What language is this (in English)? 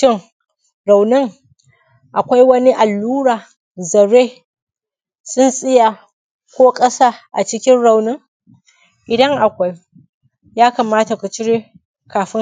Hausa